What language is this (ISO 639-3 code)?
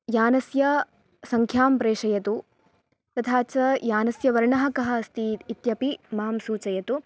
san